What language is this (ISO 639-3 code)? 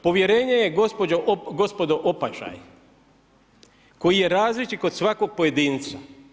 hrv